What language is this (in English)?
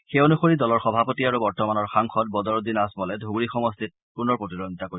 Assamese